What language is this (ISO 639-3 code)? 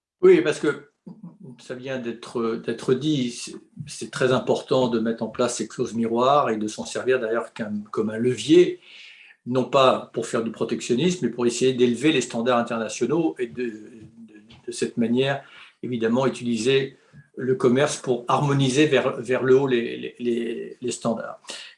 fra